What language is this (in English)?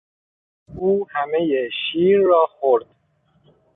Persian